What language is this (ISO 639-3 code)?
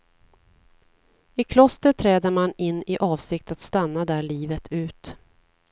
swe